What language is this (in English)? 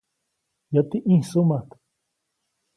Copainalá Zoque